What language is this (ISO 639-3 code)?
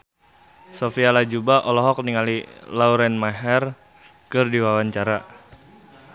sun